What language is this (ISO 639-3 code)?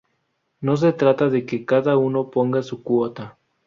spa